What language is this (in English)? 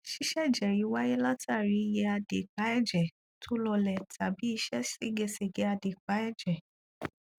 Yoruba